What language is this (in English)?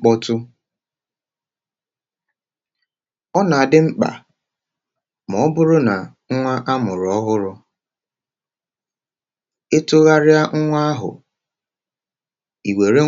Igbo